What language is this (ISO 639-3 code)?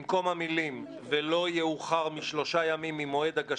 heb